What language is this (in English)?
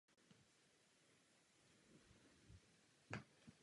Czech